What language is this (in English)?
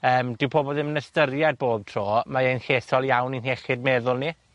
Welsh